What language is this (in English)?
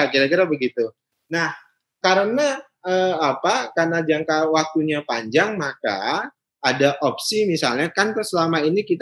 Indonesian